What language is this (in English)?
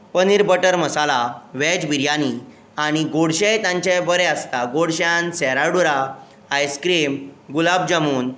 Konkani